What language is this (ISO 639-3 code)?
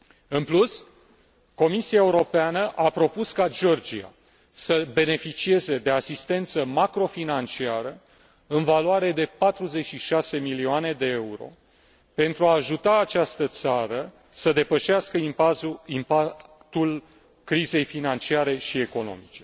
ron